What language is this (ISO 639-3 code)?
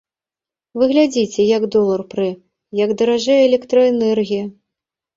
bel